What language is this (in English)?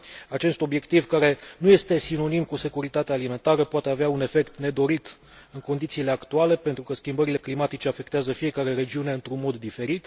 Romanian